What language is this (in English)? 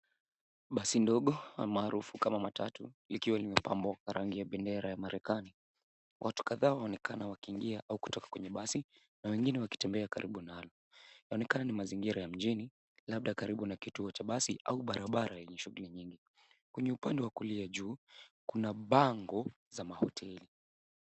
Swahili